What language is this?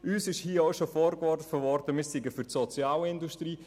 Swiss German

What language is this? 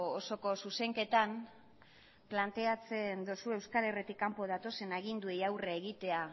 Basque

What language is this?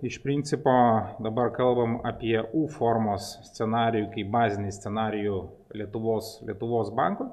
Lithuanian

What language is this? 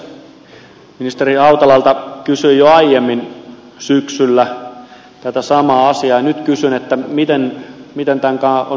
Finnish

